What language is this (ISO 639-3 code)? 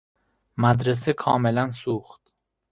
fas